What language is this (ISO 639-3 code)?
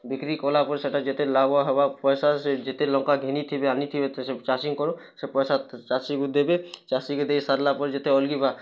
ori